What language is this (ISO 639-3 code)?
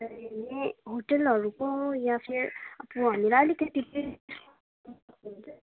nep